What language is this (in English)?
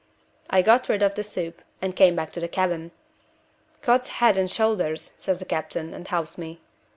English